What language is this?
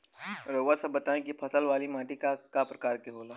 Bhojpuri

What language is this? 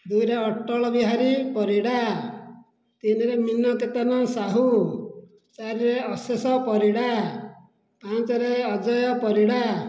Odia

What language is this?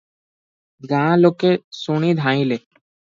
Odia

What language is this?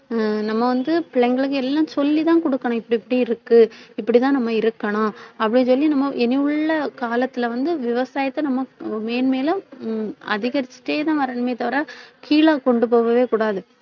Tamil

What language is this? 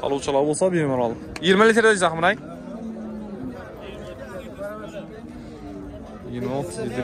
Turkish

